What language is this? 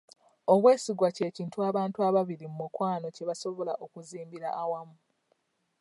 Ganda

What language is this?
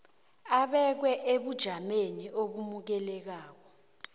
South Ndebele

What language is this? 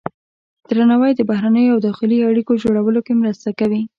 Pashto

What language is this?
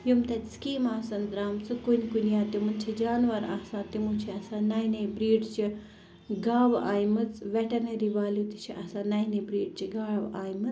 Kashmiri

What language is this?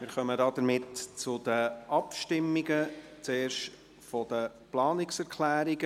Swiss German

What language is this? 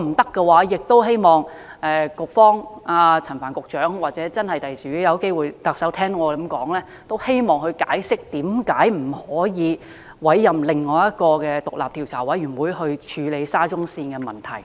Cantonese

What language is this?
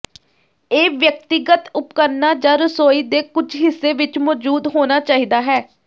Punjabi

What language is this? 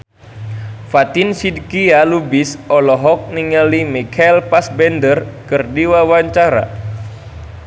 Sundanese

